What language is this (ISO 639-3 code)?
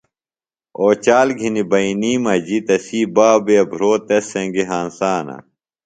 phl